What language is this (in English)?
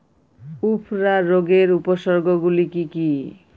Bangla